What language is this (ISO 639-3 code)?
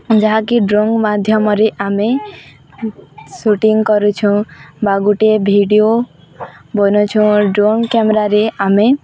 ori